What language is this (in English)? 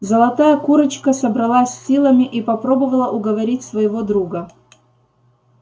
Russian